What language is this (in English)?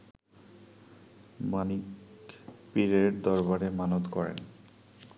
Bangla